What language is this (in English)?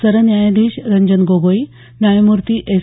Marathi